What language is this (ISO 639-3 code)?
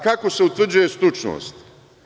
srp